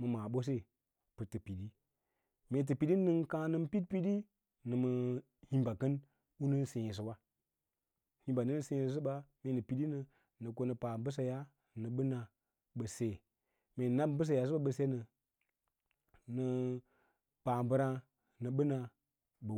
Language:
Lala-Roba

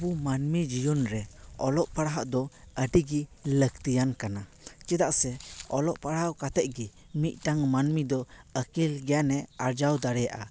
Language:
Santali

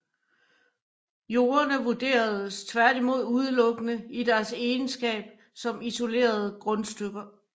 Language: Danish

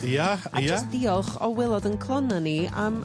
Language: Welsh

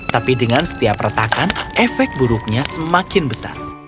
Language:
Indonesian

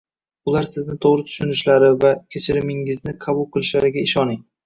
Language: Uzbek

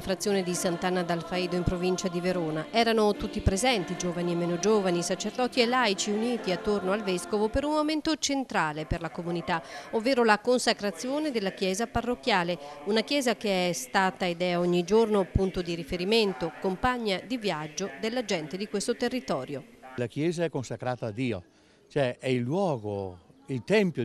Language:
Italian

